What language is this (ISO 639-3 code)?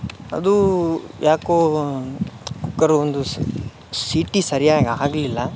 kan